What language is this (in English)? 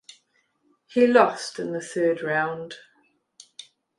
English